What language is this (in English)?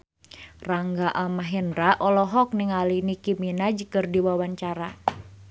Sundanese